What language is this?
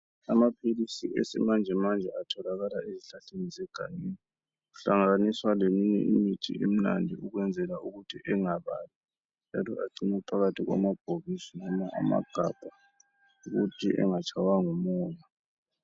North Ndebele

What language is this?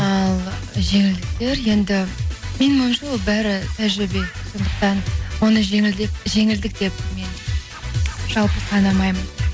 Kazakh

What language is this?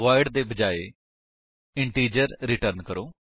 Punjabi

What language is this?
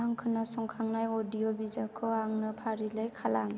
Bodo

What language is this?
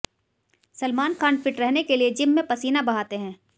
Hindi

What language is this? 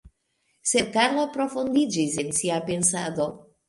Esperanto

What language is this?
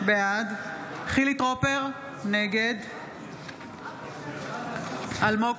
Hebrew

